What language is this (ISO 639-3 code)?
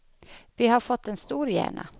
swe